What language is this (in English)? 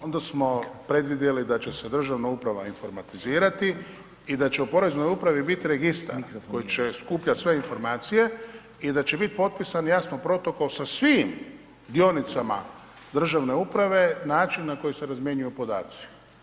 Croatian